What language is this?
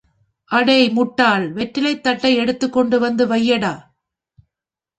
Tamil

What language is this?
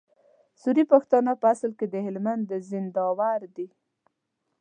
Pashto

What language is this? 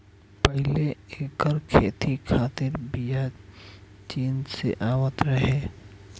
Bhojpuri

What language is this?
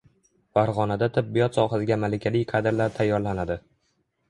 Uzbek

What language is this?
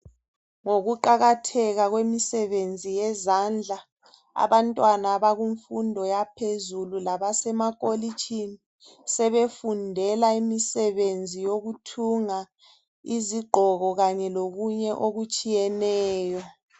North Ndebele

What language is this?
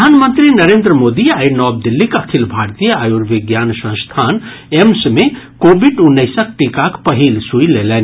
Maithili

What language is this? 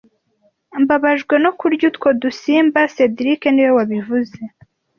Kinyarwanda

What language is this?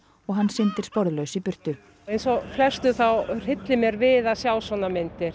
Icelandic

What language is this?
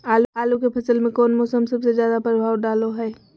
Magahi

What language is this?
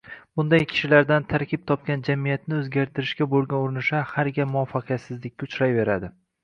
Uzbek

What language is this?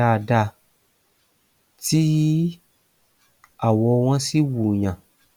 Yoruba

